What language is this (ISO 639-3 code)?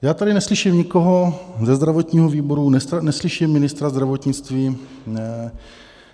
ces